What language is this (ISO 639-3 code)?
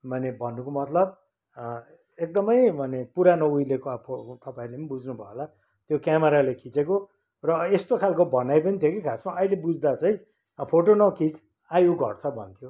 nep